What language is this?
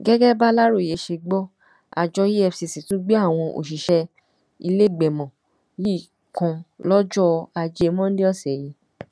Yoruba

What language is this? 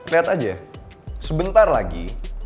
Indonesian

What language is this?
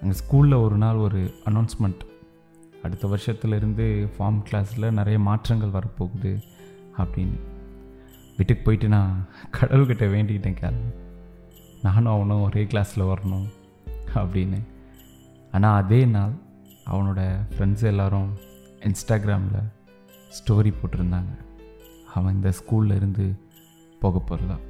Tamil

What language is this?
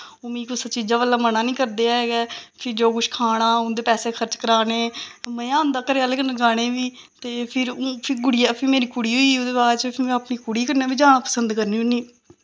Dogri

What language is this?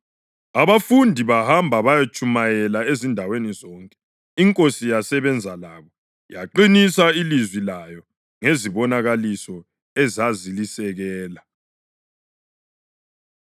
North Ndebele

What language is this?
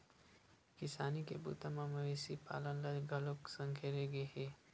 Chhattisgarhi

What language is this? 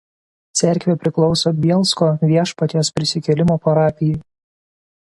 Lithuanian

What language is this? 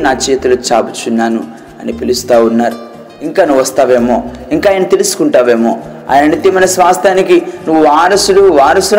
Telugu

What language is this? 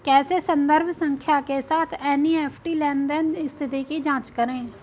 Hindi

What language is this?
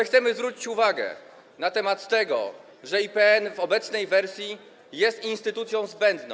Polish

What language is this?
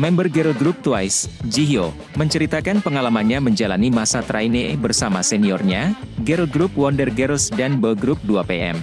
Indonesian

